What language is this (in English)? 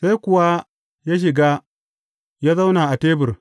Hausa